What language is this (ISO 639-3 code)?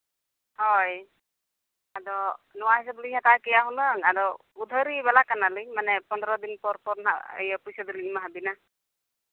sat